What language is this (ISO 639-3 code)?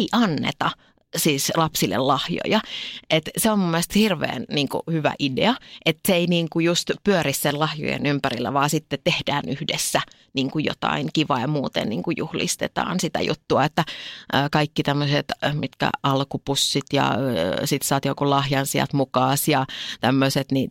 fin